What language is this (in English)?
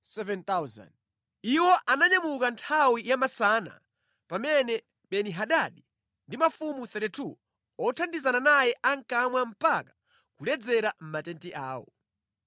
Nyanja